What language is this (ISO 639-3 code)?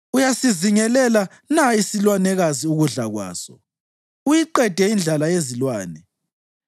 nde